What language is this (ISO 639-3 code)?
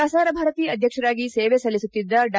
kan